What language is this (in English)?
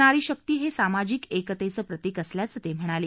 Marathi